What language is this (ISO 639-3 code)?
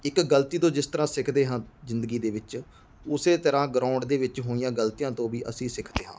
pan